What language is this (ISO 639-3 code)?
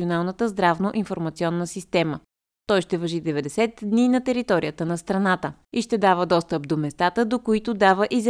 bul